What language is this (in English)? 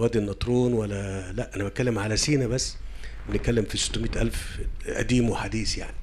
Arabic